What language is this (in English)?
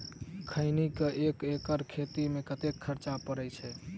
Maithili